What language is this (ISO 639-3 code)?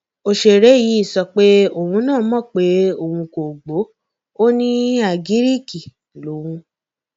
yor